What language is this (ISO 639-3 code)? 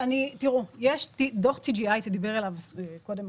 heb